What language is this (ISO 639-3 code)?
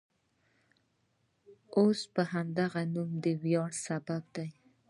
pus